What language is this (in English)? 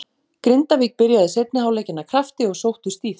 Icelandic